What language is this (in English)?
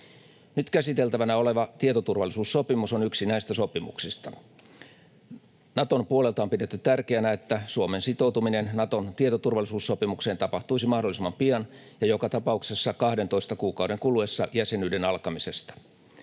Finnish